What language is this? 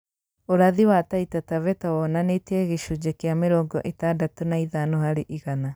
Kikuyu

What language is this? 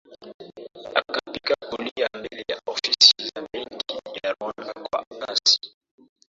Swahili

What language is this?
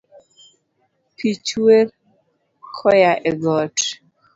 Luo (Kenya and Tanzania)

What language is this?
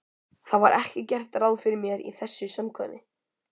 Icelandic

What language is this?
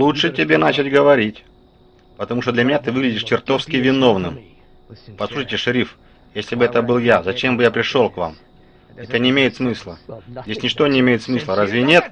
Russian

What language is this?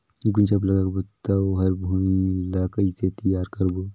Chhattisgarhi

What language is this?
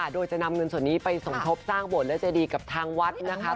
Thai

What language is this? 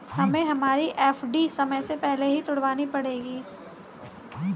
Hindi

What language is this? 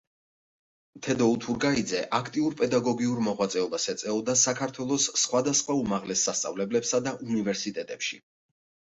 Georgian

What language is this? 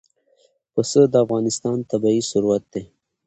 Pashto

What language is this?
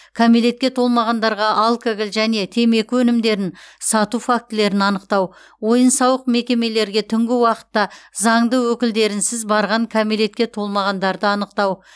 Kazakh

